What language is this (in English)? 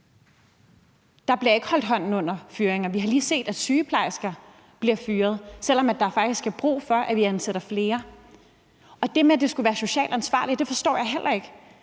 Danish